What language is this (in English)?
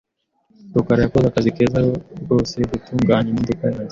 Kinyarwanda